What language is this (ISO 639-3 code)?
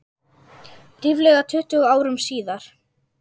isl